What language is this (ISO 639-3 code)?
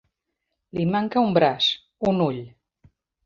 cat